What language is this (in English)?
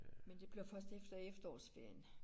Danish